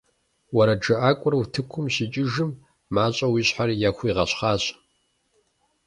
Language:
Kabardian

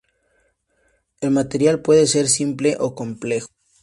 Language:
Spanish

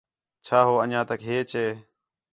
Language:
Khetrani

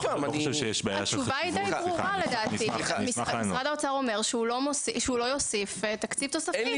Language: Hebrew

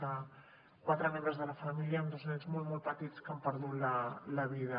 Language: Catalan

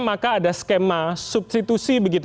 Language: Indonesian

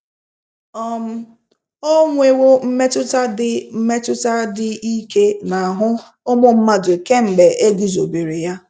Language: Igbo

